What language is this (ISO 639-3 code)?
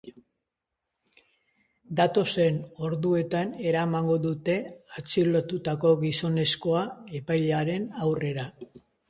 eus